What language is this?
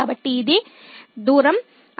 Telugu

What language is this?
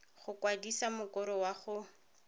Tswana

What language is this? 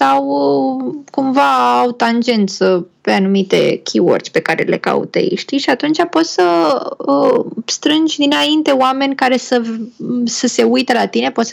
Romanian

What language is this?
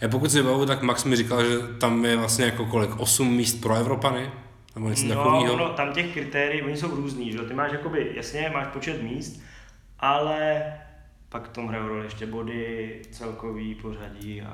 Czech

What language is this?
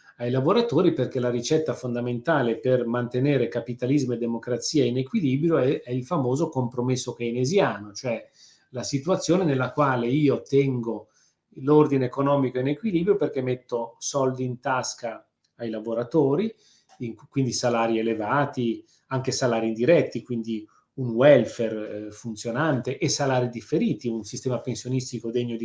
Italian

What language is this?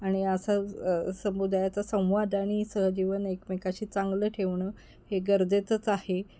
Marathi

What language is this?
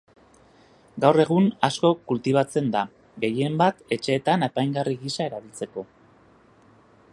Basque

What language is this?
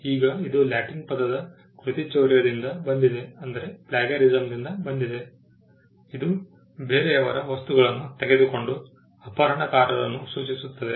Kannada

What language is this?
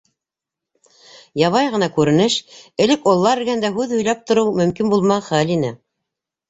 Bashkir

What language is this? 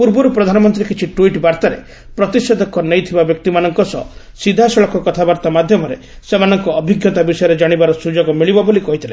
Odia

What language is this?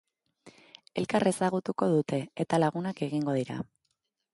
Basque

